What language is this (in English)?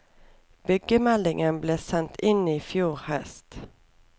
Norwegian